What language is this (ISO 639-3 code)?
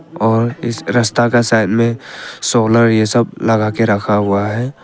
hin